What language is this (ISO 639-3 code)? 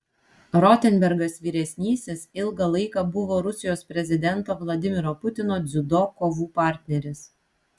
lit